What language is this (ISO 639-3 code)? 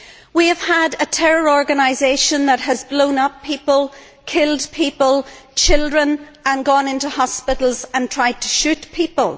eng